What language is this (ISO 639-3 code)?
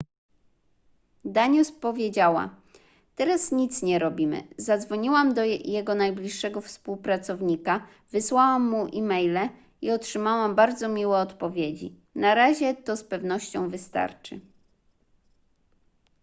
pol